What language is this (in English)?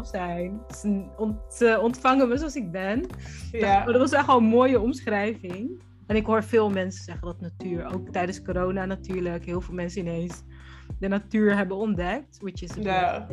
Dutch